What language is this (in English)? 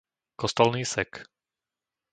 Slovak